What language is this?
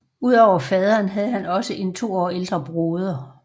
Danish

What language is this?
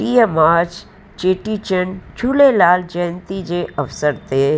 Sindhi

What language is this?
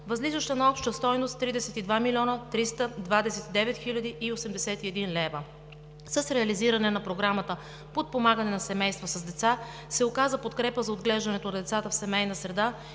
Bulgarian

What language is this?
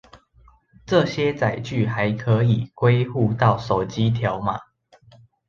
Chinese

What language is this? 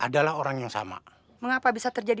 Indonesian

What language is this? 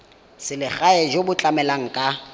Tswana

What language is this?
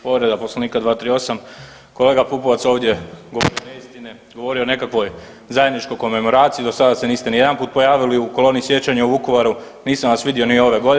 Croatian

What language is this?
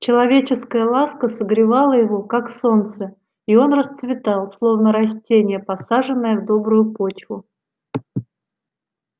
Russian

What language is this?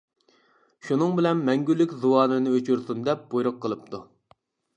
Uyghur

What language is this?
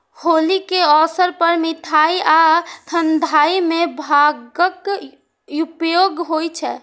Maithili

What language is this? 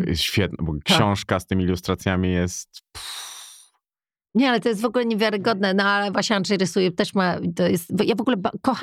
Polish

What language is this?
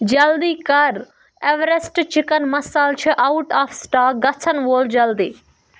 Kashmiri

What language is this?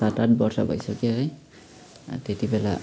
Nepali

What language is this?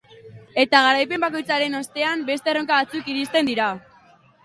Basque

